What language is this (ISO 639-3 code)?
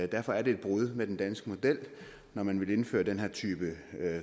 dan